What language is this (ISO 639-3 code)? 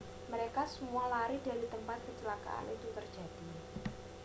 ind